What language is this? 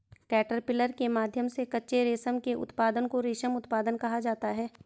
Hindi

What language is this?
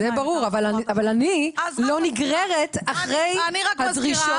Hebrew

